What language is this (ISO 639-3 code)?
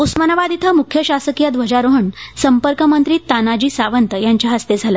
mar